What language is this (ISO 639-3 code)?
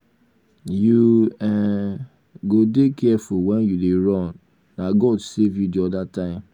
pcm